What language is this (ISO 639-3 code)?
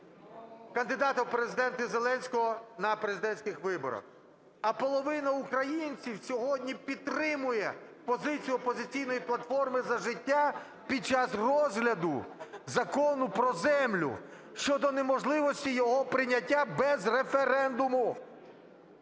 ukr